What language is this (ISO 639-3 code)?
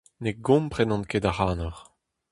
bre